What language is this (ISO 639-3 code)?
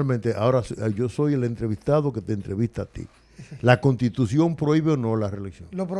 spa